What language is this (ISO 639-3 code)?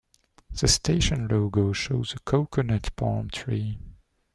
eng